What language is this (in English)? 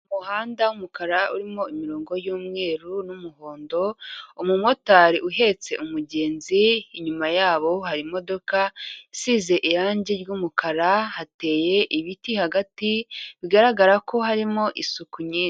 Kinyarwanda